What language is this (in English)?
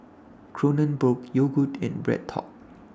English